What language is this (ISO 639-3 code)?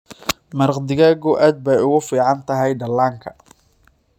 som